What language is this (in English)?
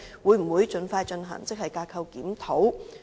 Cantonese